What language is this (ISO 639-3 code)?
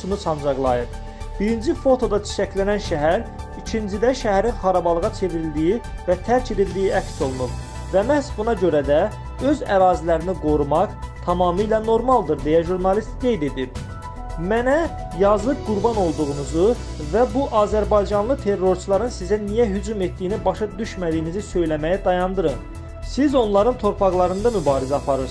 tur